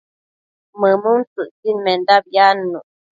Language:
Matsés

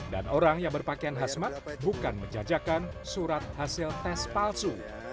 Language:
Indonesian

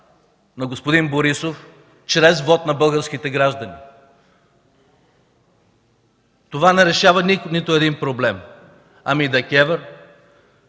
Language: Bulgarian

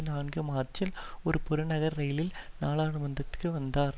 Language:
Tamil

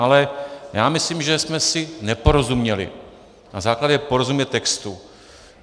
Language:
Czech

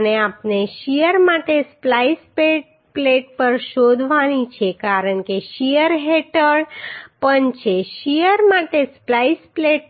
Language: Gujarati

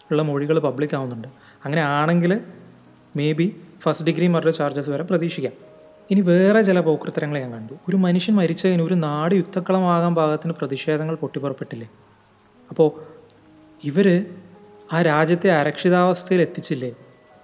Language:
Malayalam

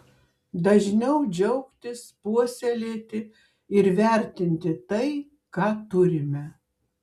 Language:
Lithuanian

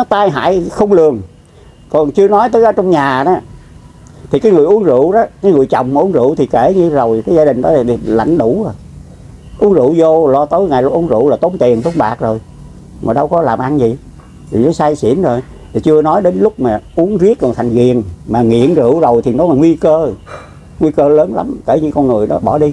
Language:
Vietnamese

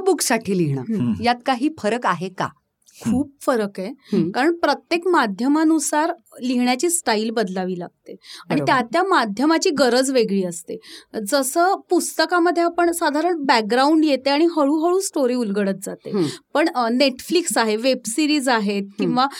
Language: Marathi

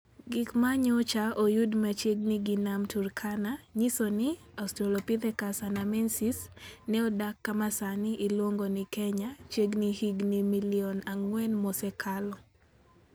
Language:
Luo (Kenya and Tanzania)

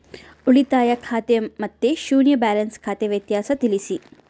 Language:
Kannada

